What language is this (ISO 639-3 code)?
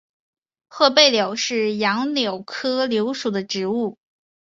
zho